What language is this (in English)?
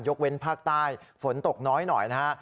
Thai